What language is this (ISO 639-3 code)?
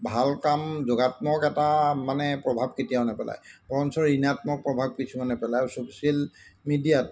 asm